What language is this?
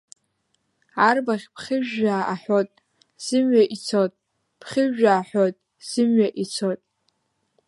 Abkhazian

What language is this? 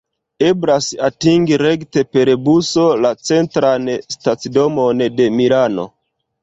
Esperanto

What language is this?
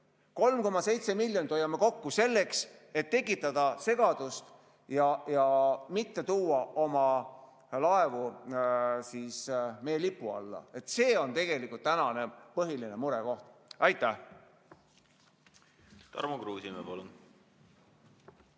Estonian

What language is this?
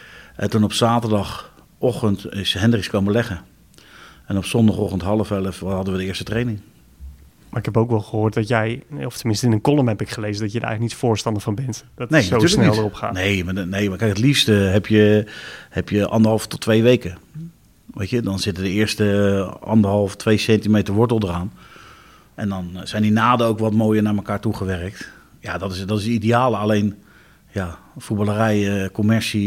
Dutch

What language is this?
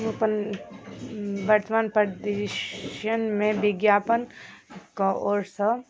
Maithili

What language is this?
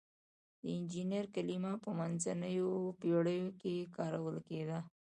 Pashto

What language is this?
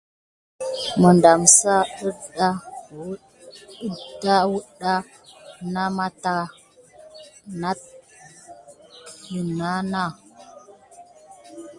Gidar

